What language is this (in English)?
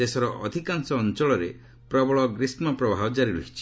Odia